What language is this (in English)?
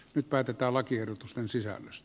Finnish